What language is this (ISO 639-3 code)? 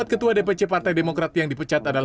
ind